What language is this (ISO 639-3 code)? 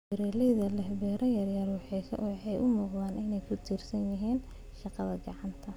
som